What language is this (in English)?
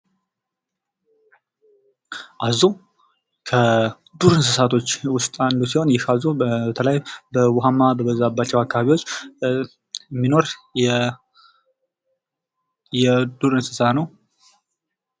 Amharic